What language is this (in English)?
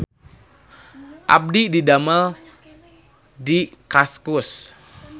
Sundanese